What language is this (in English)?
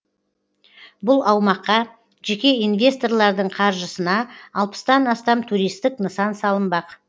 Kazakh